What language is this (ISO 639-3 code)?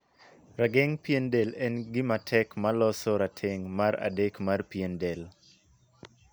luo